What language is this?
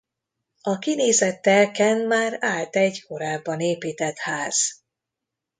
Hungarian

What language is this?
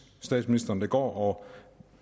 Danish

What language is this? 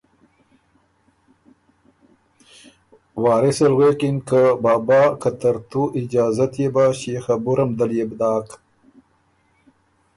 Ormuri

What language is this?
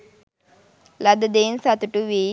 Sinhala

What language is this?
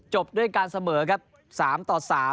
Thai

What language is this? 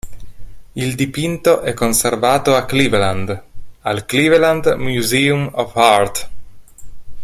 Italian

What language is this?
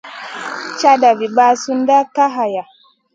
Masana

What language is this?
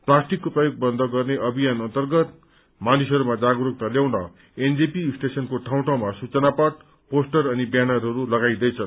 Nepali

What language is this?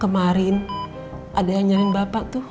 Indonesian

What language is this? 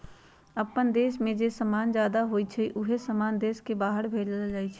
Magahi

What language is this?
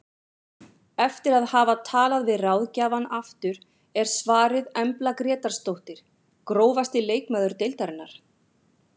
Icelandic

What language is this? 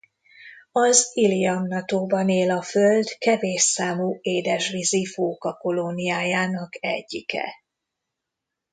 Hungarian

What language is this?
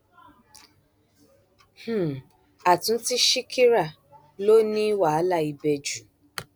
Yoruba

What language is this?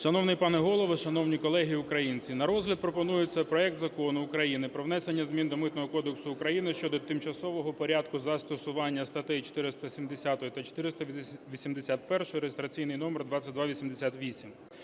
Ukrainian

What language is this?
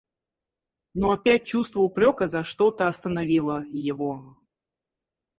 Russian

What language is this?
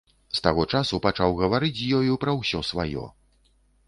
Belarusian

